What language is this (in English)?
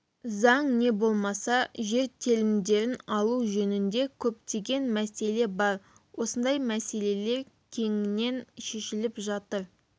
Kazakh